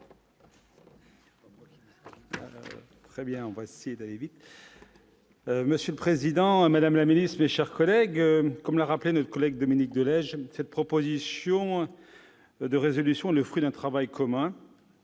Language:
French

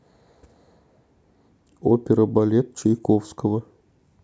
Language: Russian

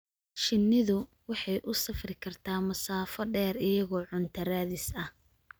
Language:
Somali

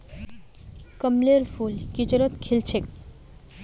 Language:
Magahi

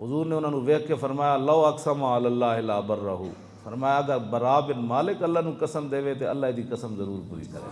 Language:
Urdu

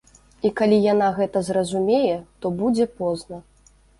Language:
Belarusian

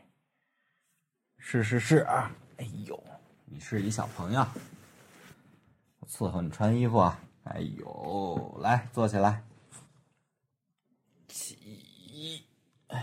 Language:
Chinese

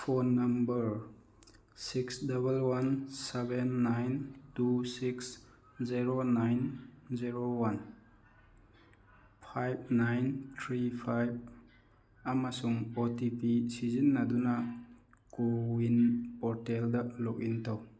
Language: Manipuri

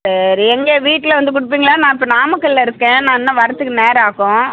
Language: Tamil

